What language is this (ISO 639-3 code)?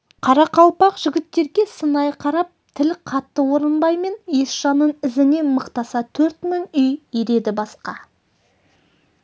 kaz